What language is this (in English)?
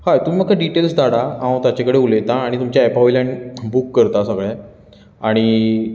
Konkani